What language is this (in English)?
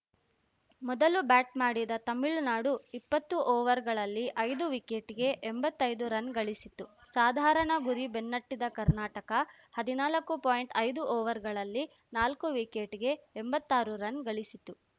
Kannada